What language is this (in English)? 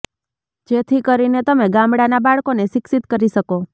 Gujarati